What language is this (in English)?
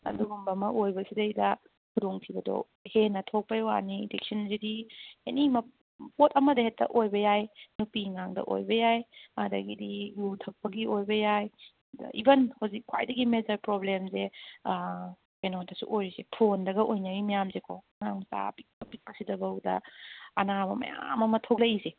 Manipuri